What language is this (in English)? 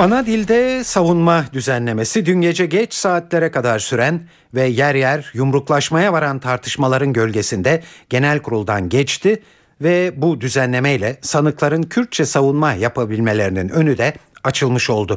Turkish